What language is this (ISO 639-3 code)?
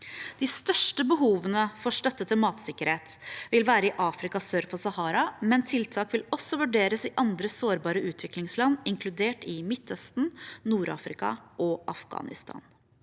nor